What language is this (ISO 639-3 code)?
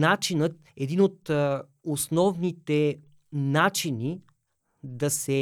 bul